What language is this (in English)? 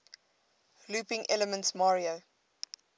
English